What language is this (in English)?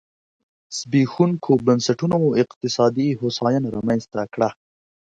Pashto